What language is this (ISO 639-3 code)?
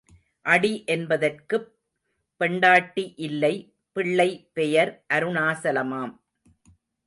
tam